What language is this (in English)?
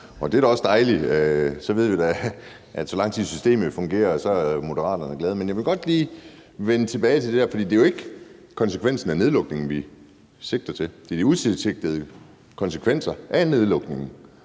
Danish